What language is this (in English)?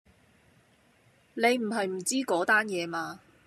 Cantonese